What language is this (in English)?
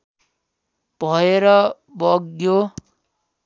Nepali